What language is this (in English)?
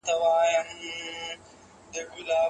Pashto